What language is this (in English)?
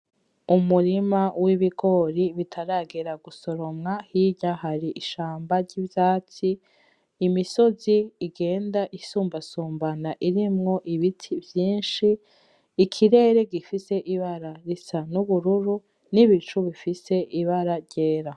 Rundi